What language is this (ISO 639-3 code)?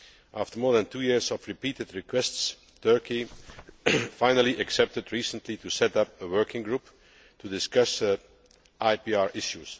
eng